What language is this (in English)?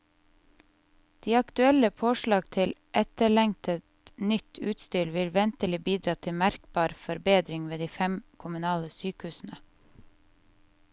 Norwegian